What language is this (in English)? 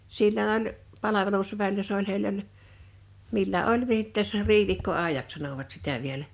Finnish